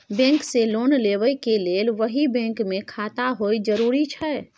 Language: Maithili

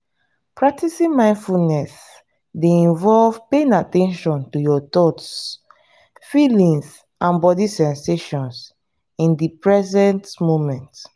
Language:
Nigerian Pidgin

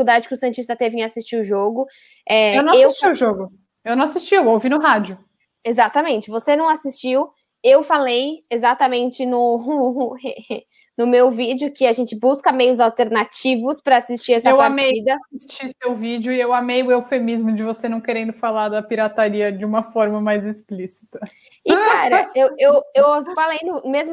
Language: Portuguese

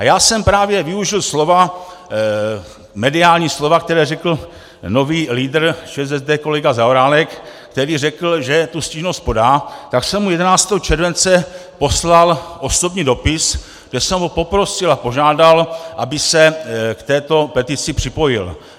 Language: Czech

